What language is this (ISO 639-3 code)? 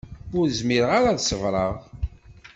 kab